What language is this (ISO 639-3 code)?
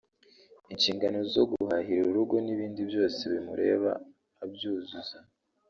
kin